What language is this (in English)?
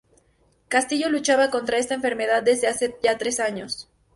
Spanish